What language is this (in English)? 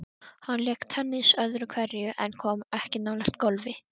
Icelandic